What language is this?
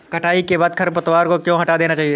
Hindi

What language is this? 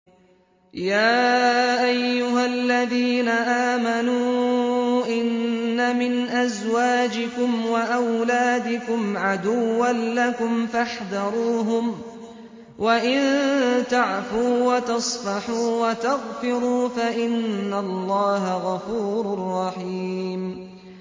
Arabic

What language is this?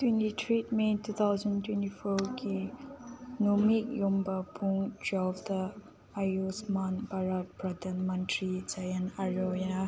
Manipuri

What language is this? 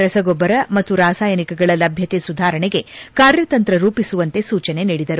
Kannada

